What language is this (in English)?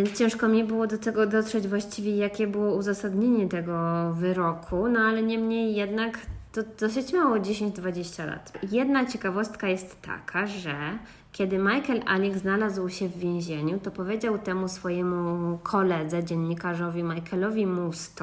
Polish